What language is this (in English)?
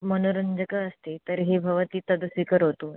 Sanskrit